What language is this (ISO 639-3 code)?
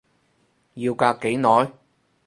yue